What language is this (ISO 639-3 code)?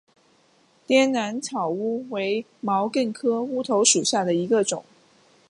zho